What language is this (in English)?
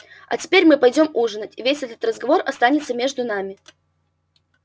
Russian